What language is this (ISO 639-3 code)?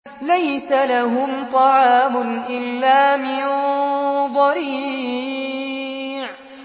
ara